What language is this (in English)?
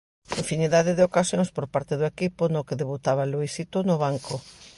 Galician